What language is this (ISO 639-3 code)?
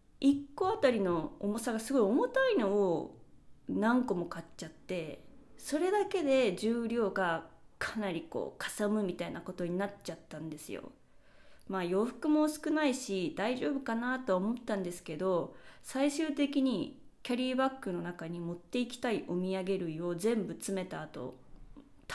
jpn